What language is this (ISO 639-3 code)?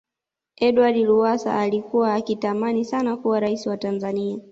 swa